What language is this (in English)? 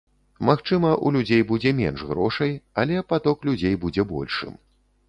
Belarusian